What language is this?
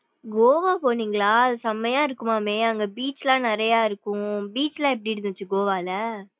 Tamil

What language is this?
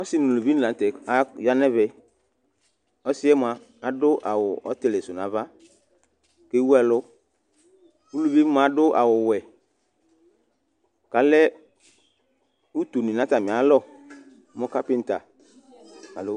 Ikposo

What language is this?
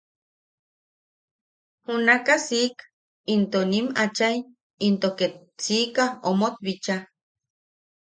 Yaqui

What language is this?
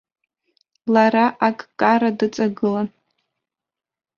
Abkhazian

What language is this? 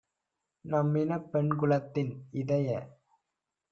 Tamil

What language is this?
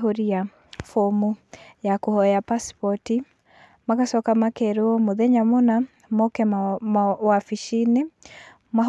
Kikuyu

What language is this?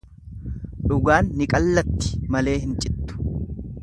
Oromo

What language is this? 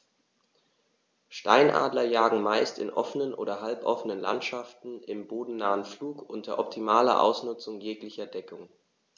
German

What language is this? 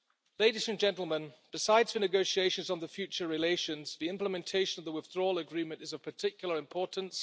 English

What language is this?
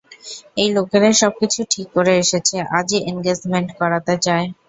Bangla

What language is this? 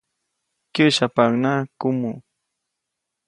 Copainalá Zoque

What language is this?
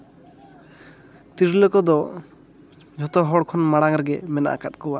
Santali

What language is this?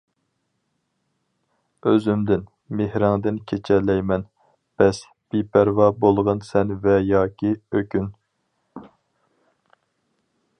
Uyghur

